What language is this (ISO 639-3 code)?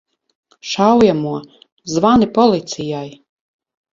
lav